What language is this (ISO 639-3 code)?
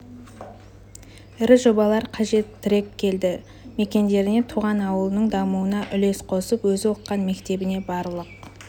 kaz